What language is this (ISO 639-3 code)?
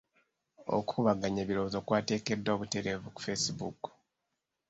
lug